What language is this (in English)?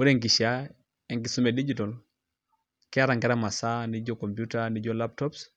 Masai